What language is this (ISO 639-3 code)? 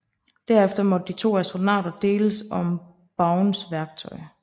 dan